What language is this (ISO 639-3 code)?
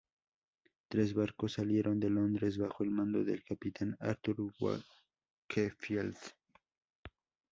spa